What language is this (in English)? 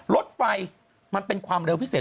Thai